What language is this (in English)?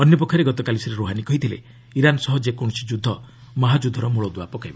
Odia